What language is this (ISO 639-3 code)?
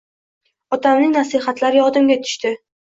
uzb